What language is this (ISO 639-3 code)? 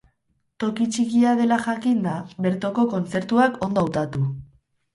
eus